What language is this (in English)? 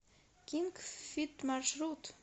Russian